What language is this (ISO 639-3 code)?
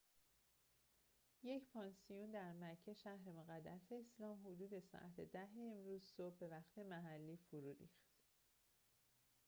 fas